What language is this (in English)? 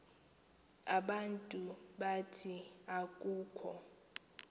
Xhosa